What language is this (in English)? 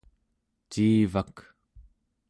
Central Yupik